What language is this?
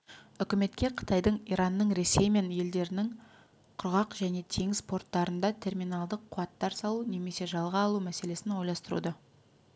Kazakh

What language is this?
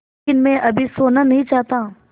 Hindi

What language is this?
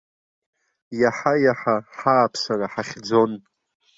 Abkhazian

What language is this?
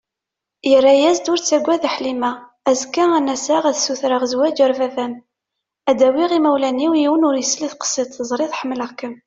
Kabyle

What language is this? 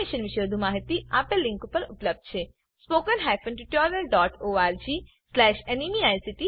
Gujarati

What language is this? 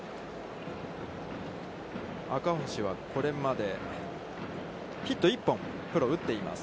Japanese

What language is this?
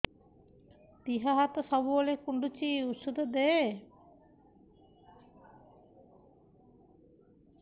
Odia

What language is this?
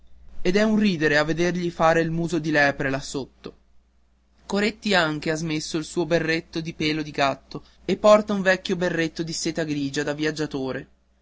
Italian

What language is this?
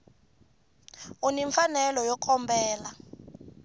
Tsonga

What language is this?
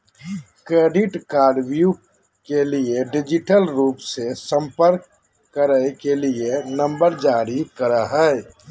Magahi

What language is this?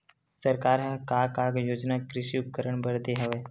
Chhattisgarhi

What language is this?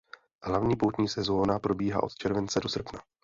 Czech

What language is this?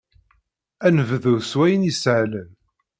Kabyle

